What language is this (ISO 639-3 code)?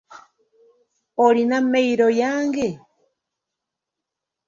lug